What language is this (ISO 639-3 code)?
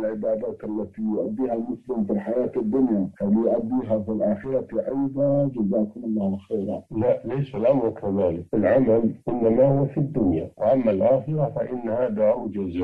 ara